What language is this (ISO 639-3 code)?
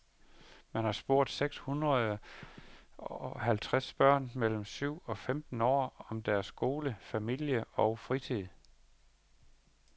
dan